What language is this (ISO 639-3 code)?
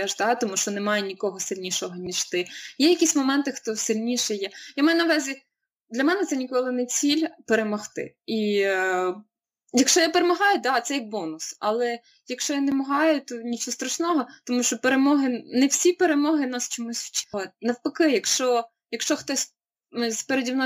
ukr